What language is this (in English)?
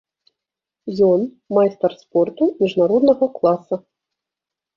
Belarusian